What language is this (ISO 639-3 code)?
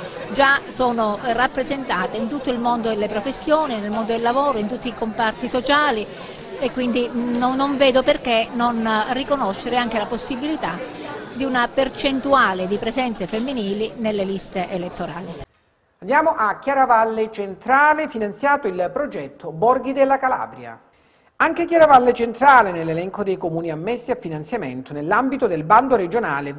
ita